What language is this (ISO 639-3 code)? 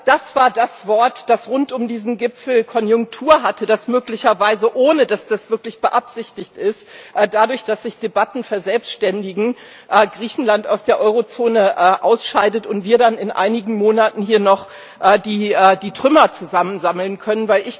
deu